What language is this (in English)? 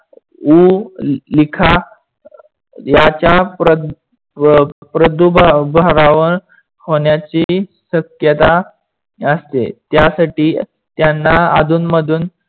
Marathi